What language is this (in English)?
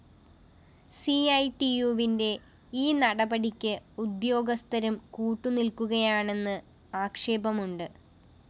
Malayalam